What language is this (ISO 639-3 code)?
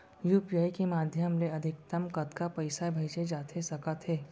hne